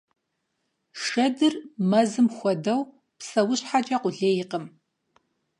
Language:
Kabardian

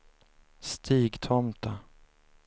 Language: Swedish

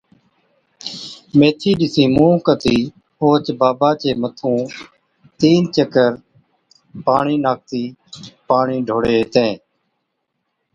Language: Od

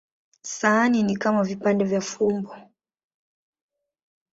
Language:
Swahili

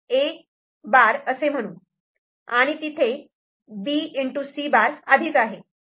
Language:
Marathi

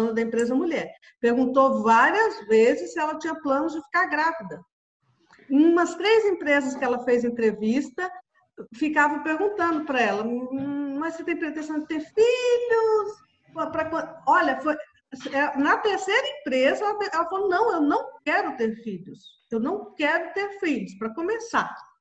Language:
Portuguese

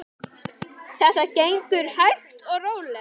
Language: Icelandic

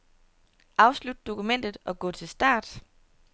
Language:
Danish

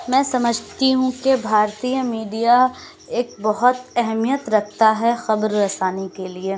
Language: Urdu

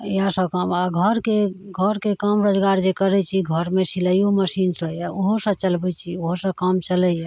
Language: Maithili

